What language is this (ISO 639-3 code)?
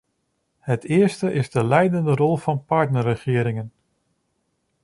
nld